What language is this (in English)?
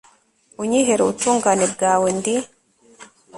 Kinyarwanda